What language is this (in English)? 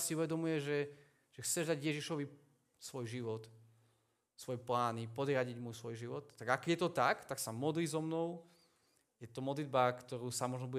Slovak